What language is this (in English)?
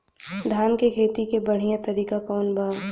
Bhojpuri